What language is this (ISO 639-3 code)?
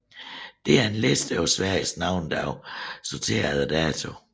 dan